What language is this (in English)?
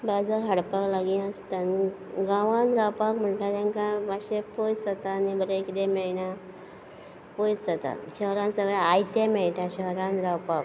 Konkani